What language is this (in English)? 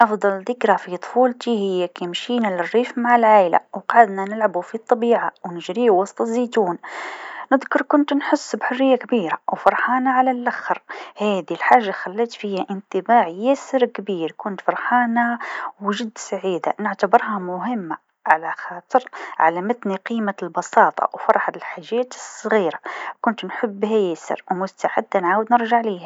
Tunisian Arabic